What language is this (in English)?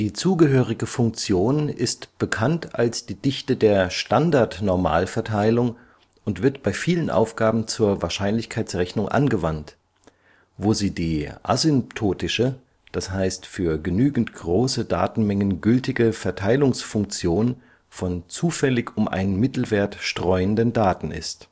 German